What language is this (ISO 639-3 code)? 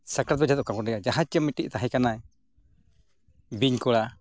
sat